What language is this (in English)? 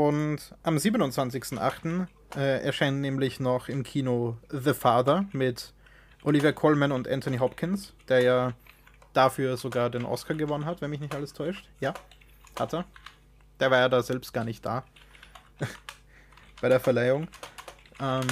German